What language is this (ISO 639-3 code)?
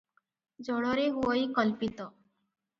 ori